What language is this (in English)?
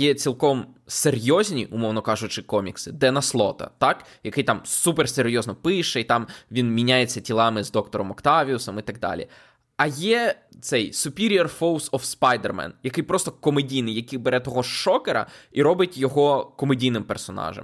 Ukrainian